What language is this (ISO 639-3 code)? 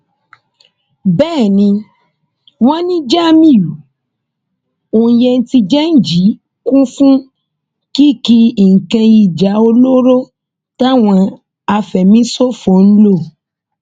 yor